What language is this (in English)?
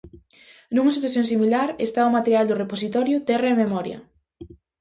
Galician